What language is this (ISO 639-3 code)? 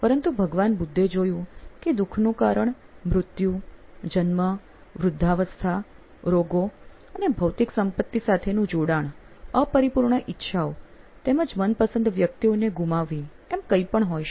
guj